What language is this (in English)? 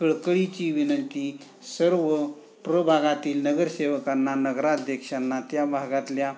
Marathi